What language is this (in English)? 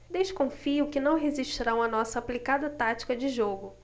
Portuguese